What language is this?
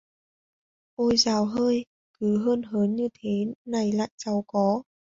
Vietnamese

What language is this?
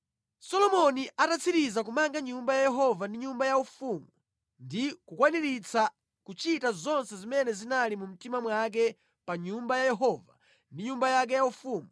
Nyanja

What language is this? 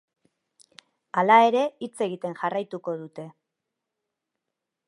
Basque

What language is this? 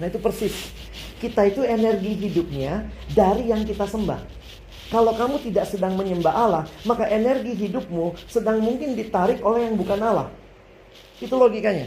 Indonesian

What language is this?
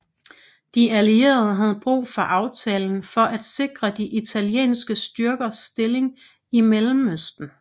Danish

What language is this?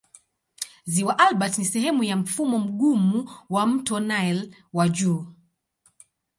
Swahili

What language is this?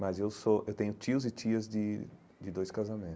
Portuguese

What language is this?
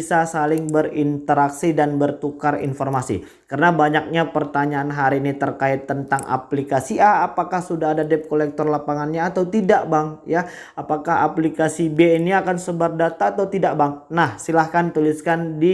Indonesian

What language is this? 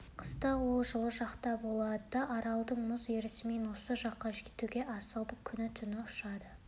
Kazakh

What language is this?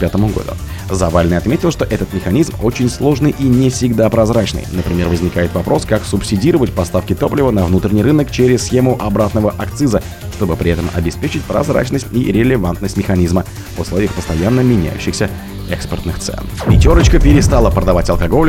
Russian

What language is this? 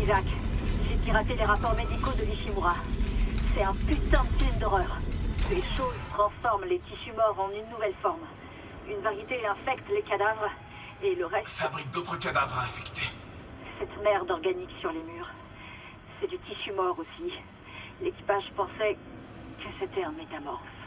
French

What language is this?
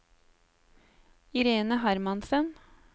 Norwegian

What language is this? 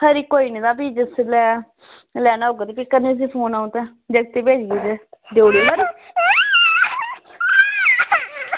Dogri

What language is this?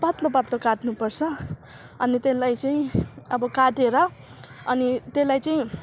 Nepali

